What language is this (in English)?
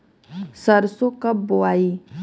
Bhojpuri